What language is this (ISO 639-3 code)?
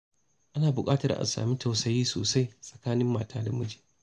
hau